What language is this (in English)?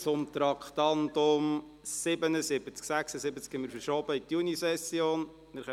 Swiss German